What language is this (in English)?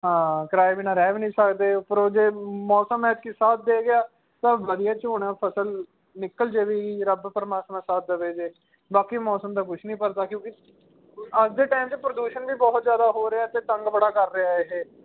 Punjabi